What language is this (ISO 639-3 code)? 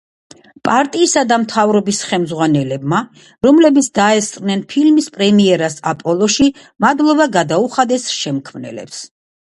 kat